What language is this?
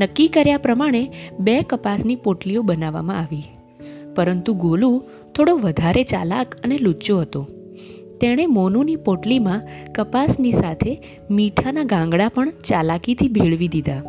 Gujarati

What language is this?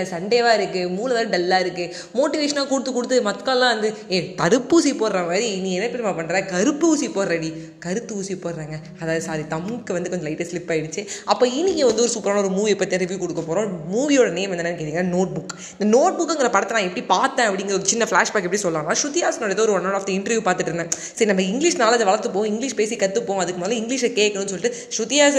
Tamil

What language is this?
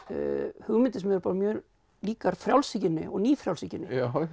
Icelandic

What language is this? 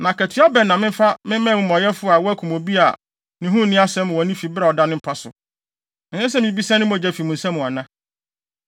Akan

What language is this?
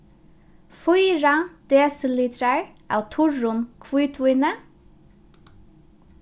Faroese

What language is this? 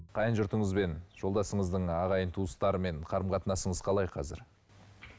Kazakh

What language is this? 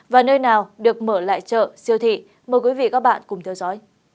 Vietnamese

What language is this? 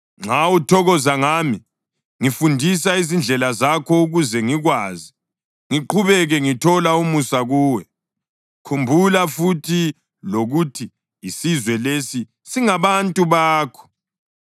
North Ndebele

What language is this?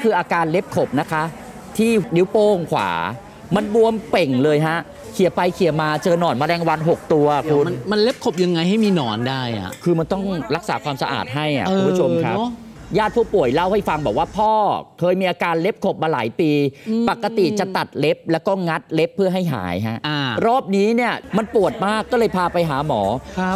Thai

